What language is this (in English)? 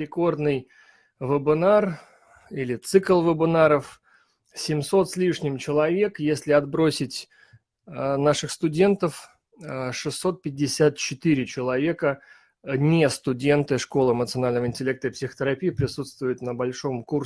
Russian